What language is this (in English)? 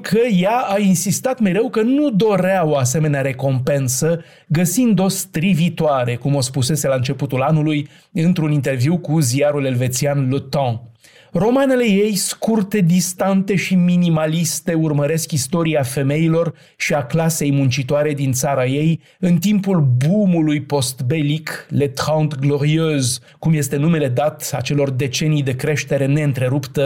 Romanian